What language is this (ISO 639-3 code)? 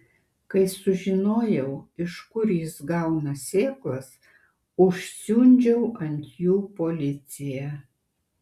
lit